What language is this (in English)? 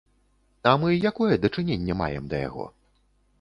Belarusian